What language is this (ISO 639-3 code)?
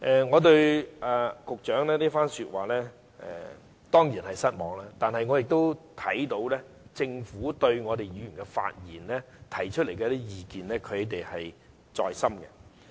yue